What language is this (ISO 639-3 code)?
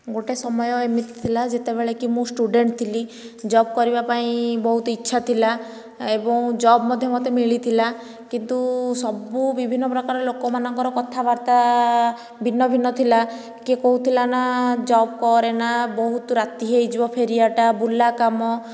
ori